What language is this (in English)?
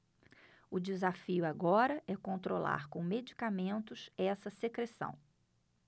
Portuguese